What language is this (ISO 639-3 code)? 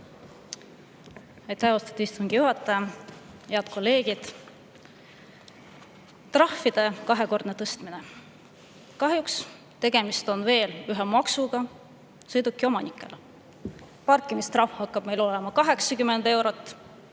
est